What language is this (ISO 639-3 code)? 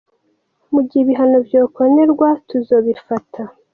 kin